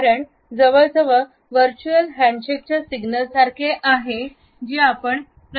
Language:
Marathi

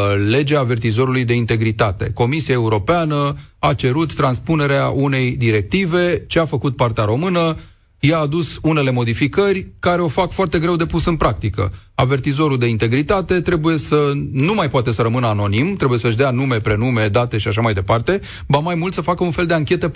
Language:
Romanian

